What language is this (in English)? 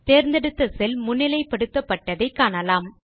Tamil